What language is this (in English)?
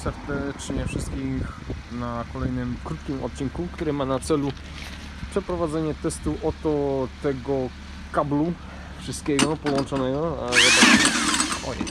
Polish